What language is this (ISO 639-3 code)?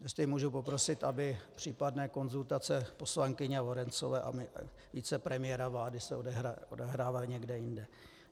ces